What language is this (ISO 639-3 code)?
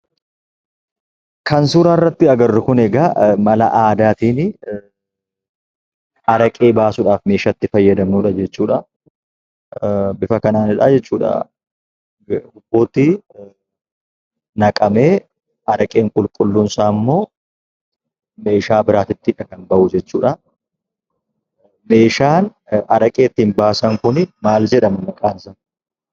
orm